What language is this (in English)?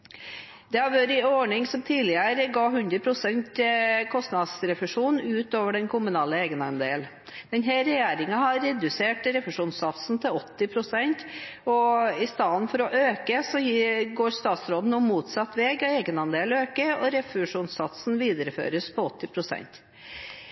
Norwegian Bokmål